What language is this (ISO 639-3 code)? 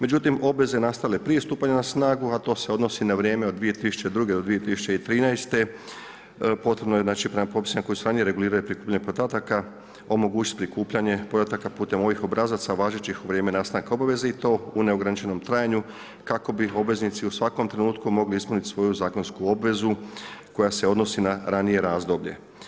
hrv